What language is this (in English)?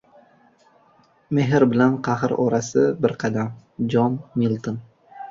Uzbek